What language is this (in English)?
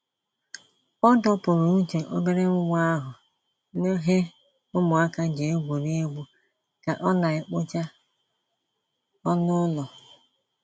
Igbo